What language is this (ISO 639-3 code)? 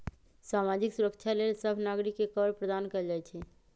mag